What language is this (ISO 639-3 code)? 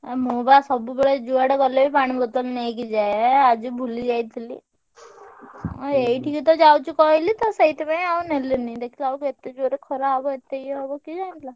ori